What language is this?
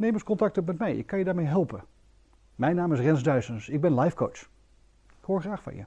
Dutch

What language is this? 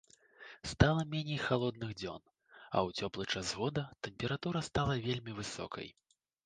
Belarusian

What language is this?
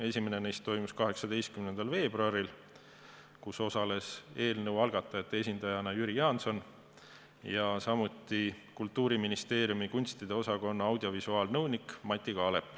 Estonian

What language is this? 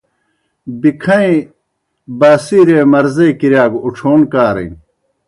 Kohistani Shina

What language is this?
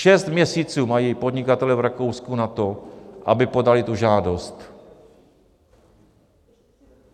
Czech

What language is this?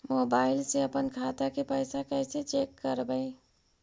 Magahi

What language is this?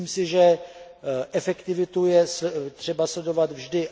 Czech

